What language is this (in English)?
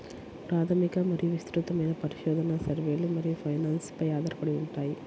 Telugu